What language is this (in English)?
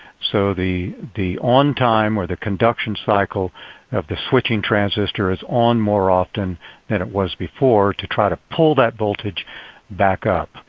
English